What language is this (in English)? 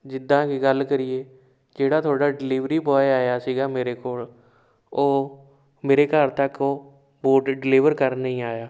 Punjabi